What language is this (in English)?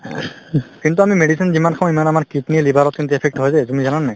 Assamese